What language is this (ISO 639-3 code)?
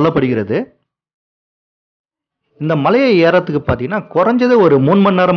ara